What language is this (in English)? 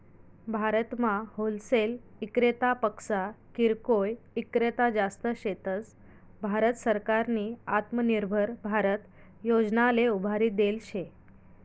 Marathi